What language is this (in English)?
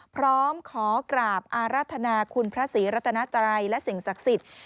Thai